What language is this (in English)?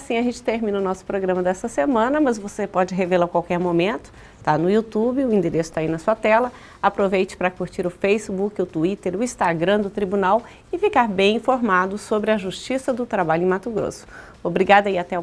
Portuguese